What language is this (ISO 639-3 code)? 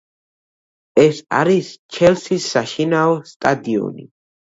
kat